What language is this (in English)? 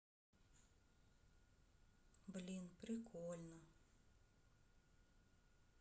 Russian